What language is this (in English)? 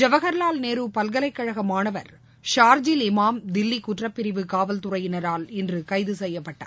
Tamil